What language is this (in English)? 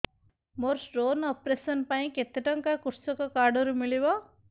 Odia